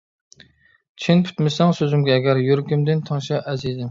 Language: Uyghur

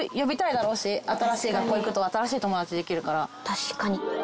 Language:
Japanese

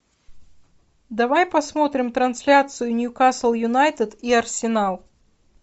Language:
Russian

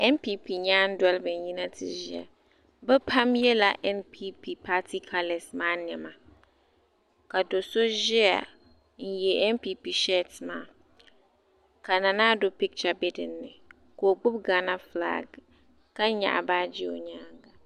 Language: Dagbani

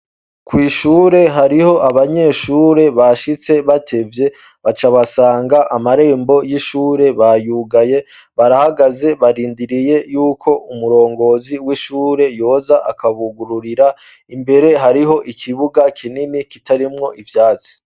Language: Rundi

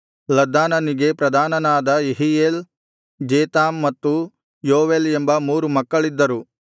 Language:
Kannada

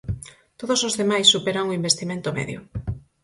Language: Galician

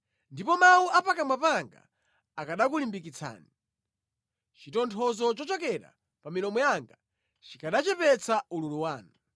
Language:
Nyanja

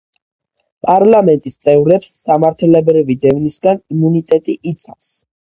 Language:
Georgian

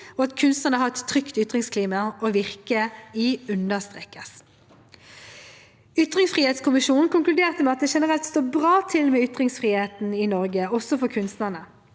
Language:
Norwegian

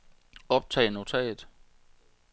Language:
Danish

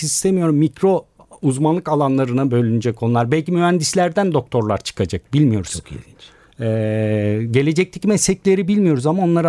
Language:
Turkish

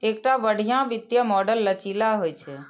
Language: Maithili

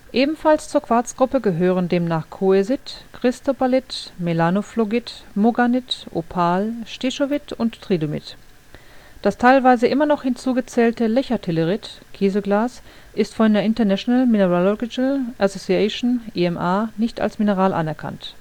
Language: German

